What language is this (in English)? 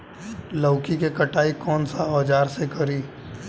Bhojpuri